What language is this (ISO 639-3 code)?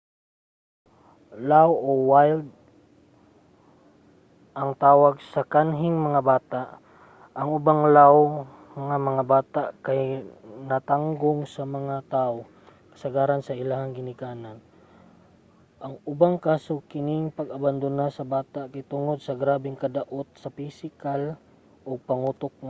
ceb